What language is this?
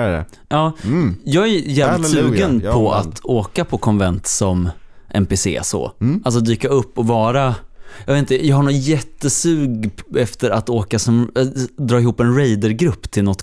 Swedish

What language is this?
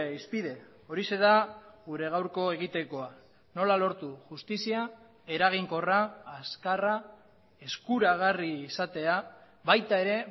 Basque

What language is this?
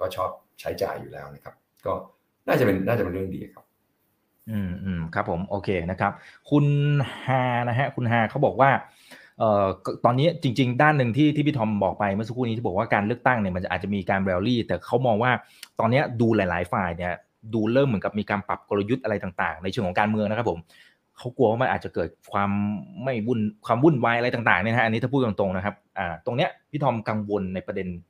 Thai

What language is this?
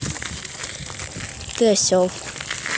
Russian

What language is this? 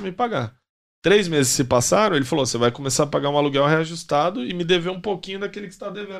Portuguese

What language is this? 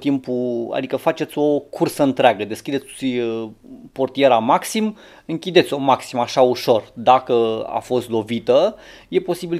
Romanian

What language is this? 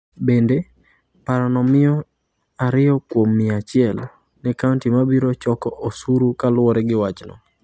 Luo (Kenya and Tanzania)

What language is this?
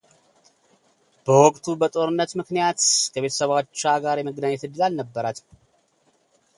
Amharic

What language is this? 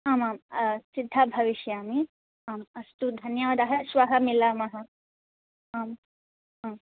Sanskrit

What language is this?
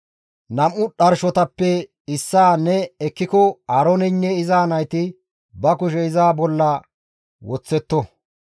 Gamo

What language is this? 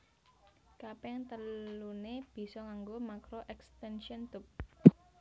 Javanese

